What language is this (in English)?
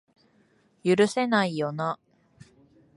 Japanese